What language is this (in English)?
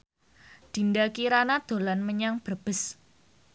Javanese